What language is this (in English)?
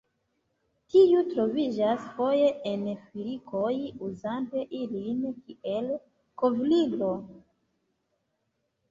Esperanto